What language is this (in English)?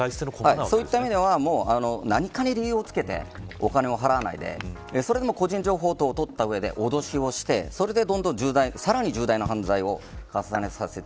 Japanese